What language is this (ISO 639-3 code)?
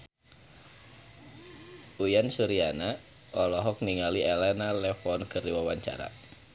sun